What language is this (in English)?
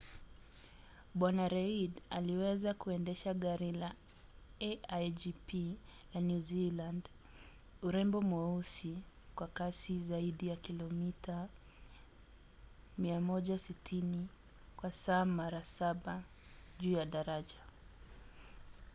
Swahili